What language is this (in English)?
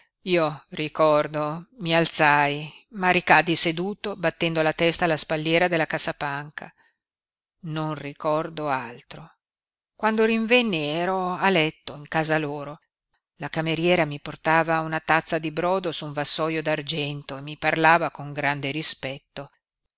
Italian